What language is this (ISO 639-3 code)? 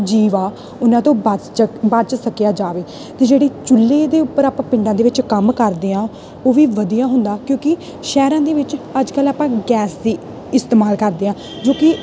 pan